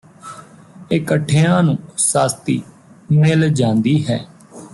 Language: Punjabi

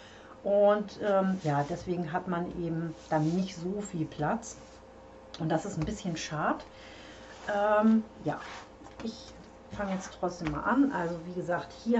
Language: German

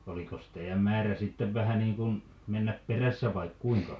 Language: Finnish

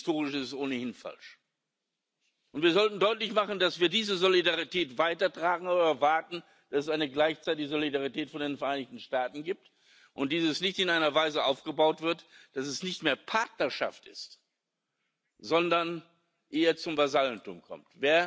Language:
German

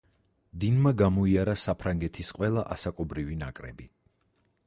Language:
Georgian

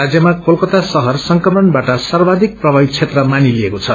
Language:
Nepali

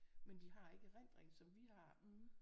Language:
Danish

